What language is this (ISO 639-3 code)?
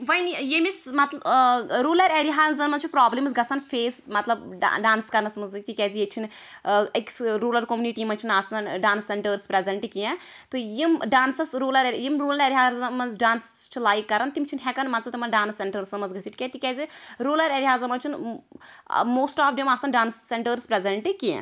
kas